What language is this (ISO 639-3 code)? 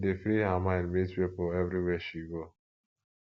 pcm